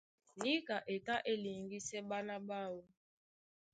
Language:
Duala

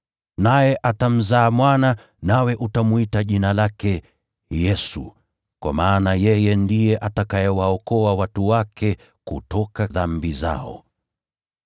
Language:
Swahili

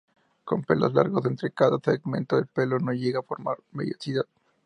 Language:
Spanish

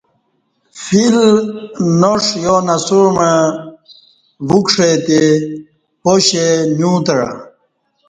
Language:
Kati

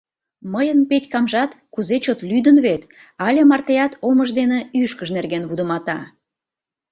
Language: Mari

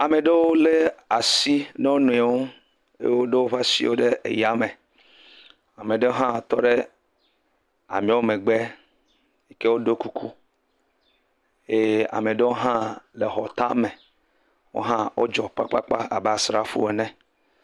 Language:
Ewe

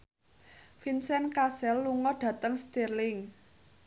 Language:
Javanese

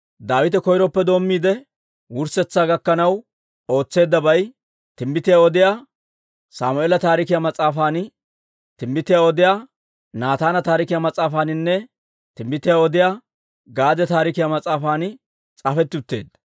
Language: Dawro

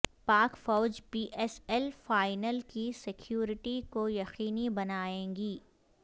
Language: Urdu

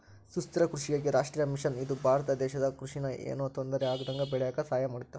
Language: Kannada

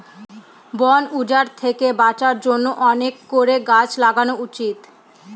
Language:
Bangla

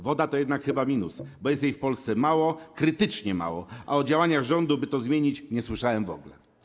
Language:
Polish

